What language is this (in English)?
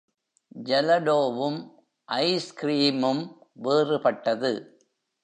Tamil